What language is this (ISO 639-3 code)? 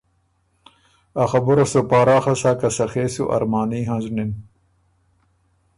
oru